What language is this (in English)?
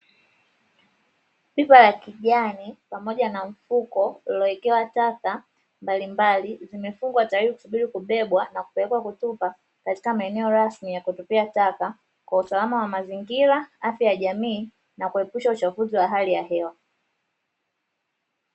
Swahili